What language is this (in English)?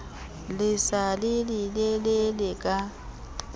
Southern Sotho